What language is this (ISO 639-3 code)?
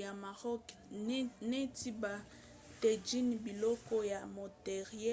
lin